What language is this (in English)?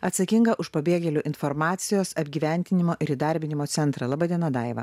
Lithuanian